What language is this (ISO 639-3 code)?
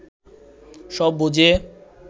ben